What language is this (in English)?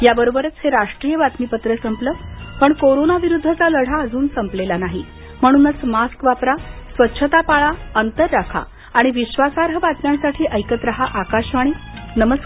Marathi